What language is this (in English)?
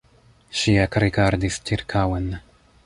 Esperanto